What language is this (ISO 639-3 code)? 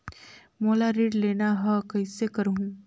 hne